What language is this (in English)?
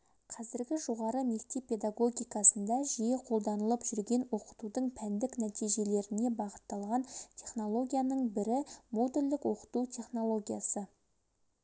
Kazakh